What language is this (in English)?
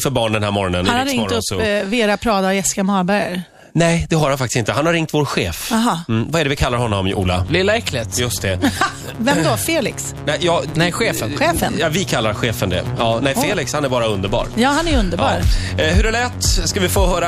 Swedish